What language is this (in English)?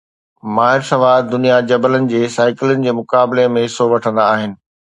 Sindhi